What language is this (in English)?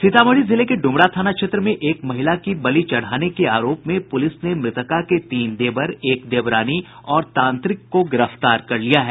Hindi